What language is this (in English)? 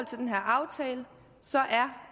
Danish